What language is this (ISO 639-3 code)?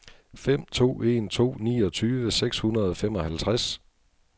dan